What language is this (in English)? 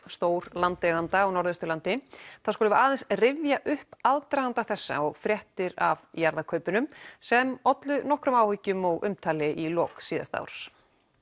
Icelandic